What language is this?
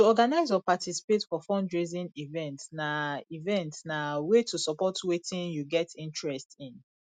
Nigerian Pidgin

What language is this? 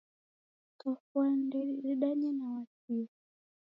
Taita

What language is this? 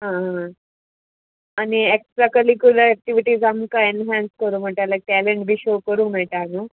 Konkani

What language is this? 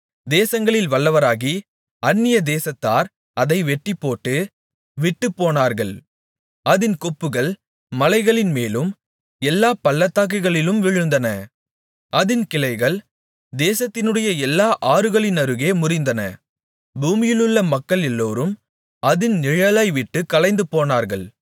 Tamil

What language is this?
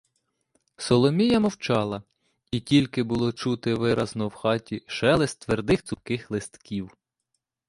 Ukrainian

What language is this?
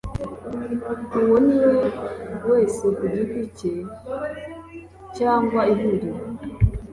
Kinyarwanda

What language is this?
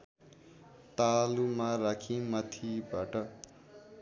Nepali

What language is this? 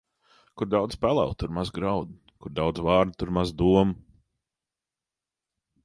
Latvian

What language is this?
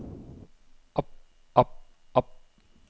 Danish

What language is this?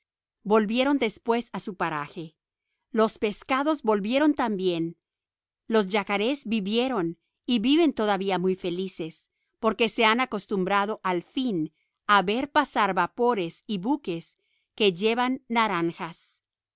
Spanish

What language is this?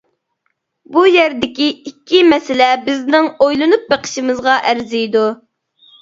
Uyghur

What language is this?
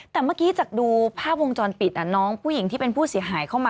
Thai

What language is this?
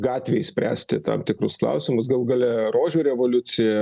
Lithuanian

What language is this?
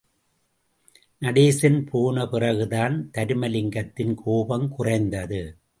Tamil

